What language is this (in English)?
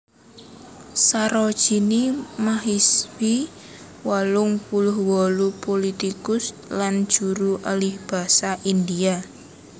Javanese